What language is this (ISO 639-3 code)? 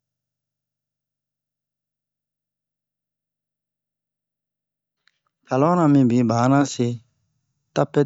bmq